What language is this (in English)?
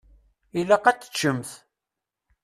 Kabyle